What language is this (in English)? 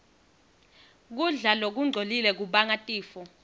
Swati